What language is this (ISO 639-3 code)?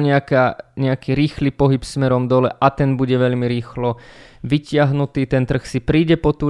slk